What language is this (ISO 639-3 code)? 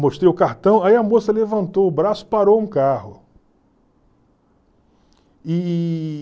por